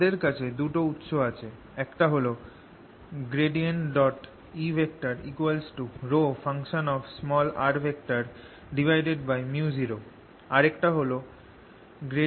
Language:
Bangla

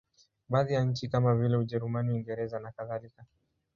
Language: Swahili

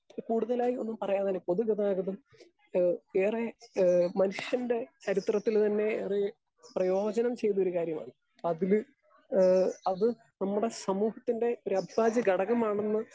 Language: Malayalam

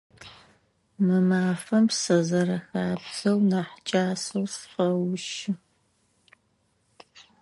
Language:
Adyghe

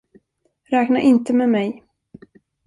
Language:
Swedish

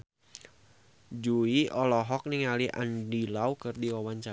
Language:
Sundanese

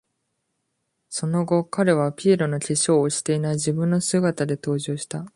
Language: Japanese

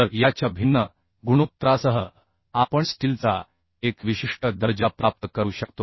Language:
Marathi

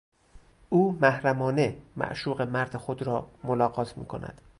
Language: Persian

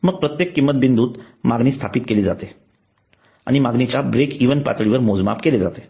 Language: Marathi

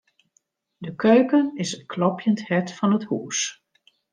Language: Western Frisian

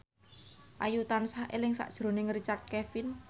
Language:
Javanese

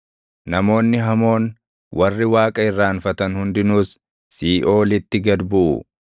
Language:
Oromo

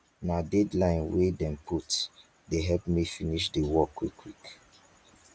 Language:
Nigerian Pidgin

